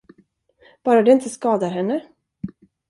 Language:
Swedish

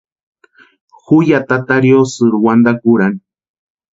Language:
Western Highland Purepecha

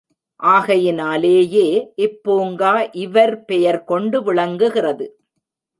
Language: Tamil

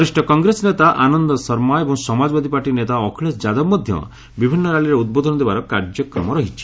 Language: Odia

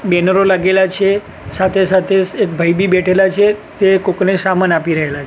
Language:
Gujarati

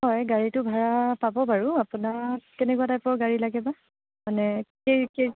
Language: Assamese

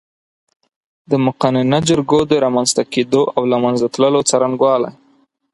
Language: Pashto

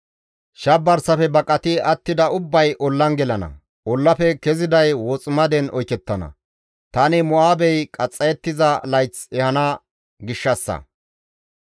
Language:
Gamo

